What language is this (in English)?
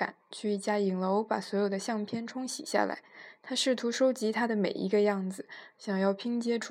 Chinese